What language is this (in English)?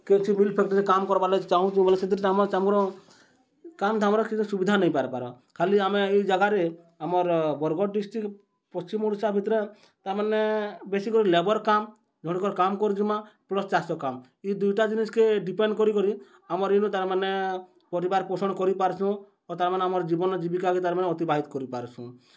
Odia